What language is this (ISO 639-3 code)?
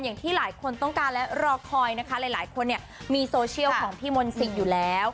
tha